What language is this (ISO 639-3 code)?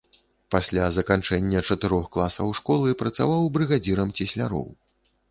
bel